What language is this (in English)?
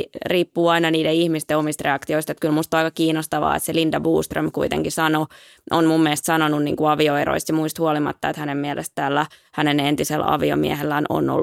Finnish